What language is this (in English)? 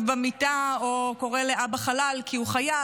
Hebrew